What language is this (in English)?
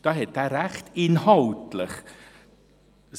Swiss German